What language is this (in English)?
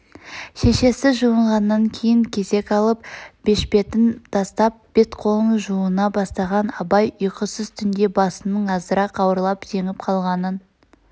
Kazakh